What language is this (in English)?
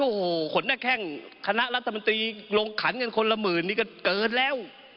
Thai